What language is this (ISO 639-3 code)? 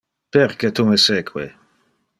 ina